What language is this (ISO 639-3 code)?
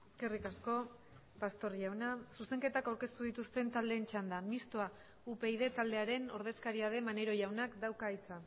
eus